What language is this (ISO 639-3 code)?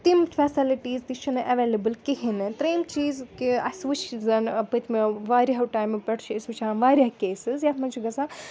kas